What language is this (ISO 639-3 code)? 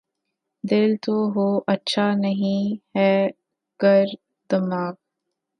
urd